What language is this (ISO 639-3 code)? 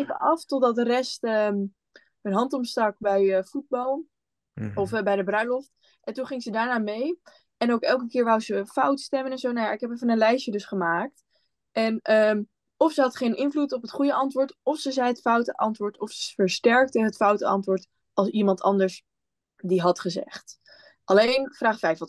nld